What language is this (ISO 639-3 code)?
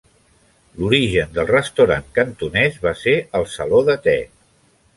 cat